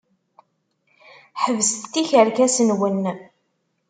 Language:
Kabyle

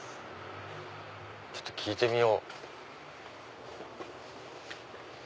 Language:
Japanese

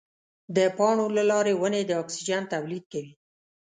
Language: Pashto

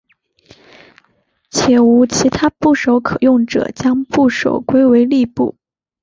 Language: Chinese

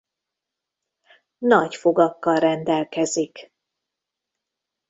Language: Hungarian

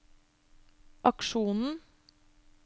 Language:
Norwegian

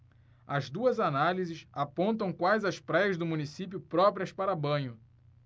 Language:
Portuguese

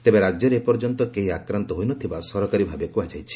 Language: Odia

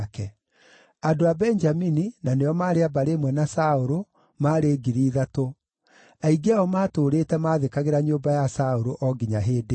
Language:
Kikuyu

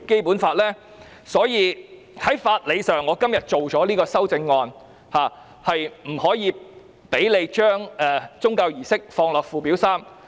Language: Cantonese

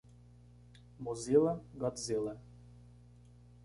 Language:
Portuguese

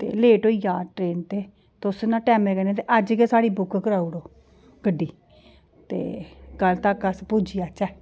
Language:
Dogri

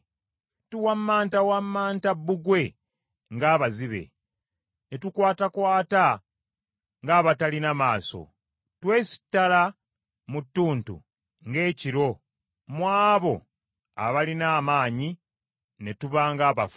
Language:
Ganda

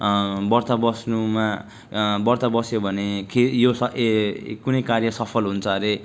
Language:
Nepali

